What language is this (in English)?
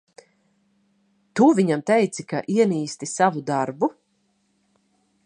Latvian